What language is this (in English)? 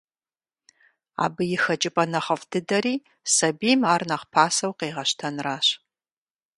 Kabardian